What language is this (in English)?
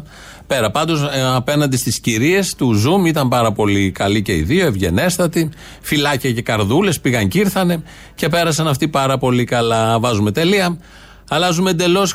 Greek